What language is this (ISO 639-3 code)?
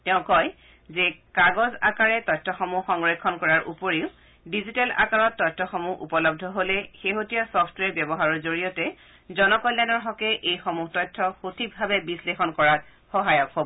asm